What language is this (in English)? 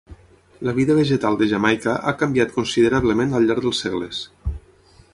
Catalan